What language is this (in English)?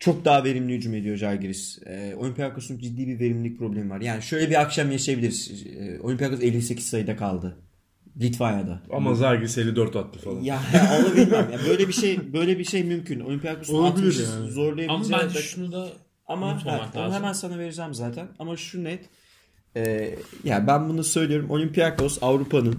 Turkish